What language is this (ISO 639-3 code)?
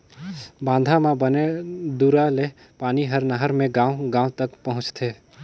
hne